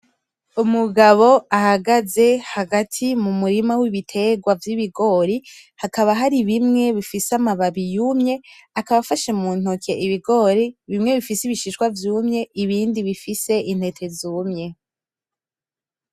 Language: Rundi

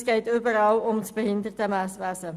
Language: Swiss German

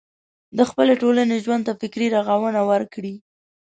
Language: Pashto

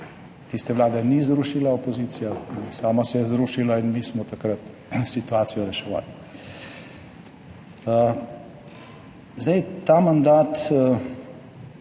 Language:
Slovenian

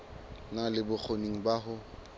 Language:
Southern Sotho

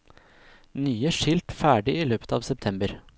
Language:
Norwegian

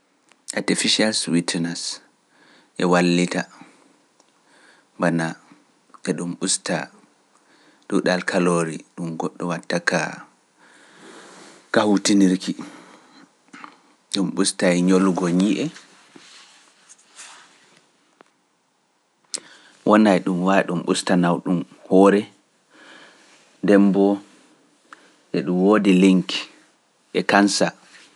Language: Pular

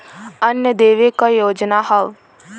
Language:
Bhojpuri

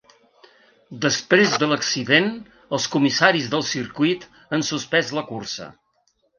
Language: Catalan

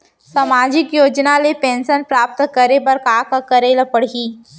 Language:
Chhattisgarhi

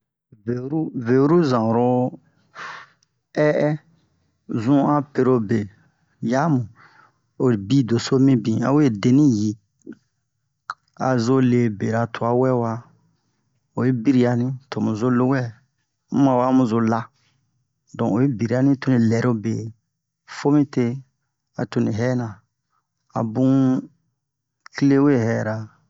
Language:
Bomu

